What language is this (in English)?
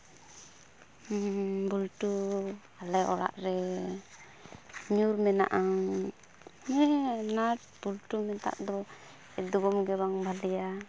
Santali